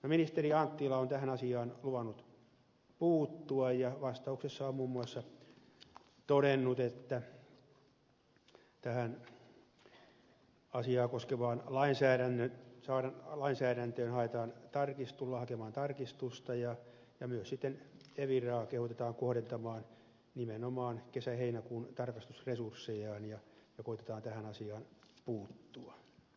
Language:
Finnish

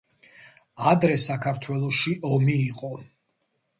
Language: Georgian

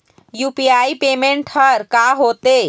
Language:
Chhattisgarhi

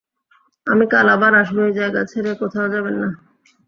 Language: Bangla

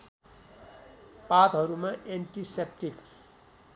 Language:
Nepali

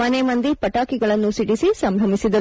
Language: Kannada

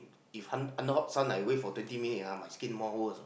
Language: English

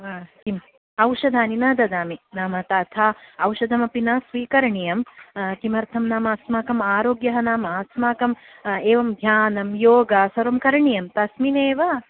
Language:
Sanskrit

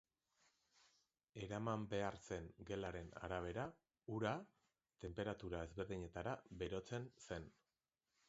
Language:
Basque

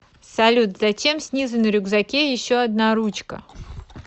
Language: Russian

